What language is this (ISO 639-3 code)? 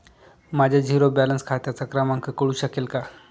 mar